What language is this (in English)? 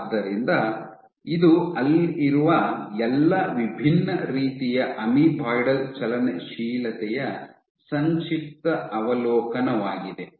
Kannada